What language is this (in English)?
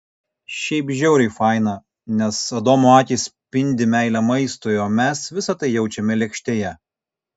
Lithuanian